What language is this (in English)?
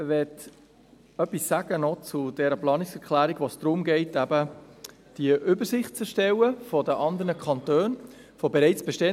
Swiss German